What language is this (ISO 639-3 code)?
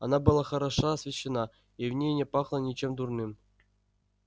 rus